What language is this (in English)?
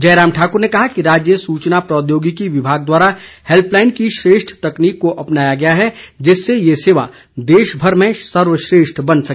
Hindi